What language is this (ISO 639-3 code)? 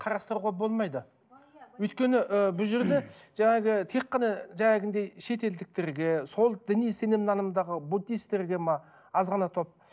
kaz